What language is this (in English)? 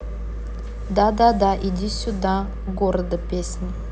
Russian